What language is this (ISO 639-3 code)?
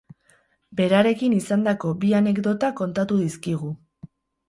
eus